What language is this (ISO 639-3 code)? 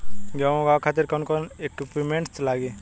bho